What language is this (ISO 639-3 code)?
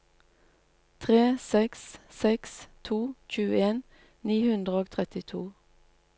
nor